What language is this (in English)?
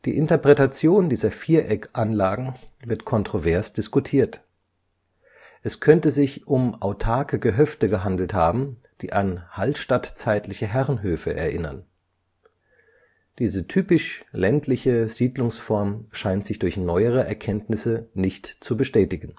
German